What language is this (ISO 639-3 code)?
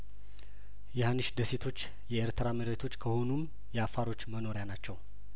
amh